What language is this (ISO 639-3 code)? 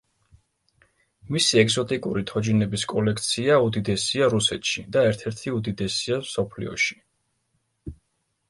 kat